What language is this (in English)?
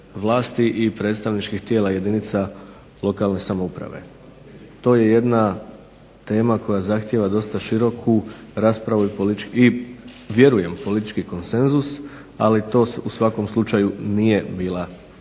Croatian